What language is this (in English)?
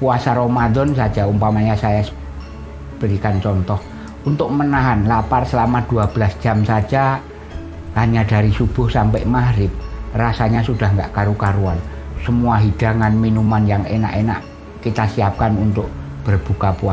Indonesian